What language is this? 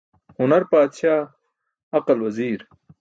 Burushaski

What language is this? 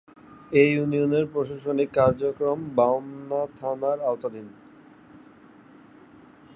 Bangla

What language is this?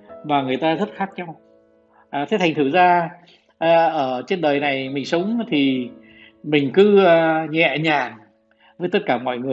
Vietnamese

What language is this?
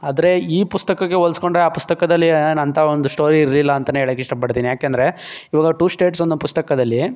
Kannada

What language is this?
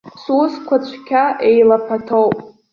Abkhazian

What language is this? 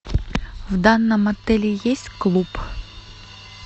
Russian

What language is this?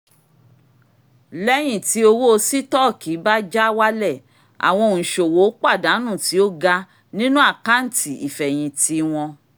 Yoruba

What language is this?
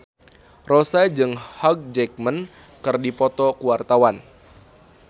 Sundanese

